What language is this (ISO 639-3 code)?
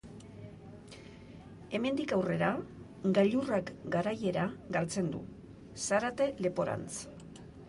eus